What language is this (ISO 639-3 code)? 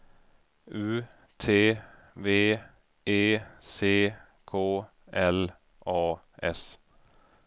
swe